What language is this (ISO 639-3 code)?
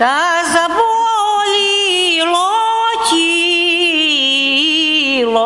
ukr